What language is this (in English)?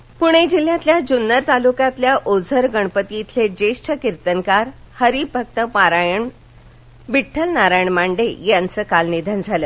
Marathi